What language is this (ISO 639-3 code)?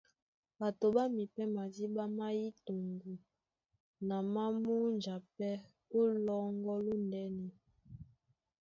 dua